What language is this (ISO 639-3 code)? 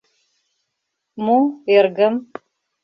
chm